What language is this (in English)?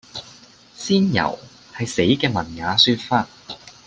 Cantonese